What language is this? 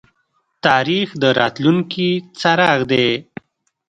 Pashto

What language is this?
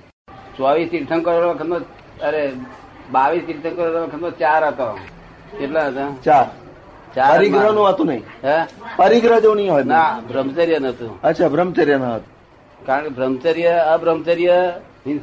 Gujarati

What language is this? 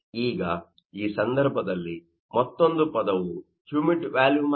Kannada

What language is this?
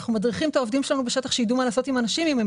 Hebrew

